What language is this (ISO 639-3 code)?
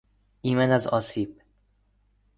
fas